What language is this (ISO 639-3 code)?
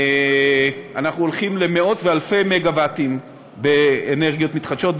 heb